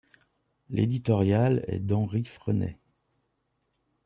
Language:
French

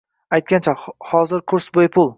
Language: Uzbek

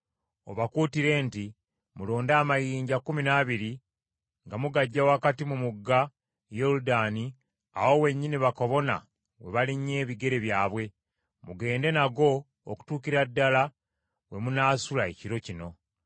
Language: Ganda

